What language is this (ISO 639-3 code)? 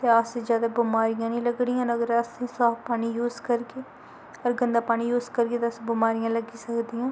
doi